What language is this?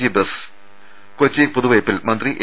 Malayalam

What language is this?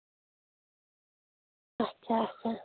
Kashmiri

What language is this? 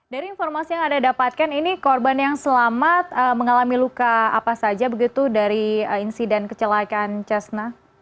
Indonesian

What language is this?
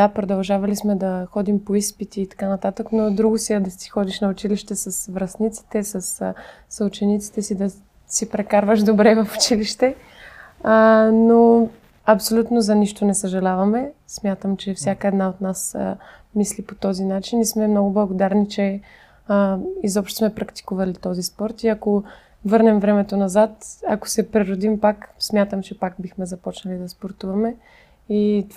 Bulgarian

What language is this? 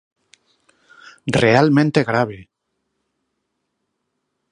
Galician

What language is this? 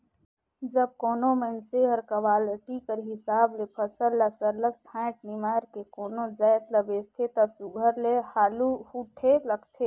Chhattisgarhi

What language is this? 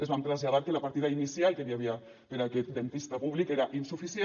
Catalan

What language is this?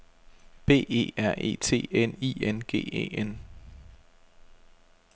Danish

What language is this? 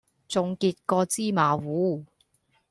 Cantonese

